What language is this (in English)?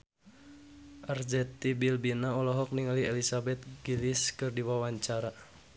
Sundanese